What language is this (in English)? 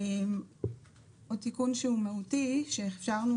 Hebrew